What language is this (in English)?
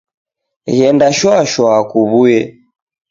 Taita